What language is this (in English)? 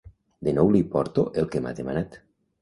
Catalan